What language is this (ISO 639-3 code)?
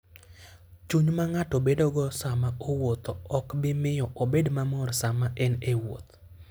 luo